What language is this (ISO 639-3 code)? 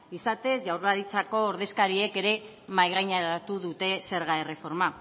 eus